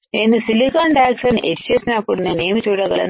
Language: Telugu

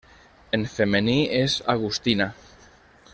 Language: Catalan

